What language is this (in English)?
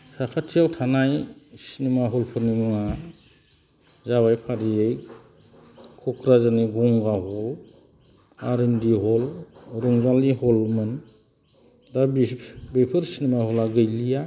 Bodo